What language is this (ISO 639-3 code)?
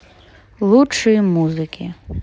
rus